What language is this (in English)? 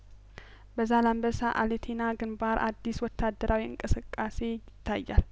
Amharic